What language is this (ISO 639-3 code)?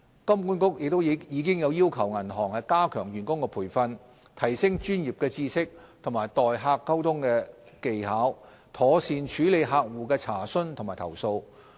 yue